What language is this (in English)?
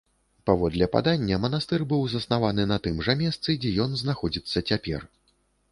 Belarusian